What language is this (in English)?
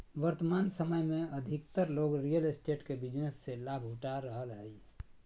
Magahi